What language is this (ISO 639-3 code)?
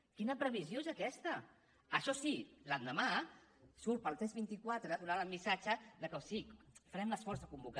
cat